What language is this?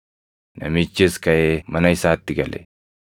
Oromo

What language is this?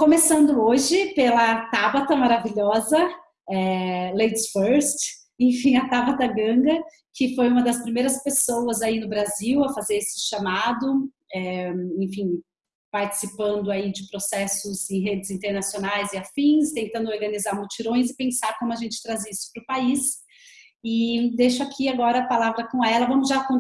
Portuguese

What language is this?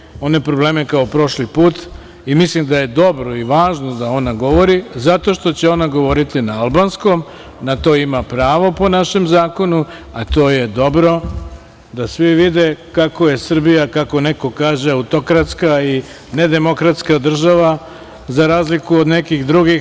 Serbian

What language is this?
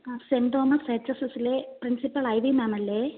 Malayalam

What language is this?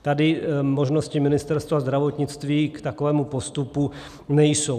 Czech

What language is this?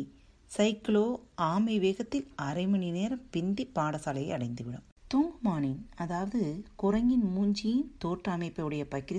Tamil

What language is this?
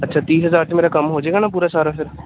Punjabi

